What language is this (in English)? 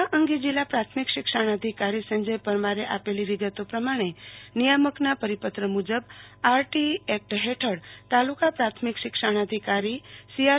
Gujarati